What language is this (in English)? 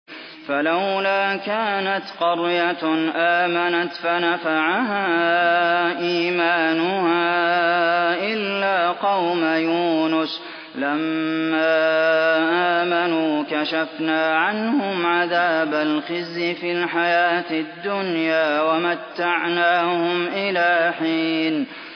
Arabic